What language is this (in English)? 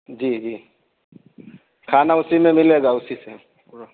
Urdu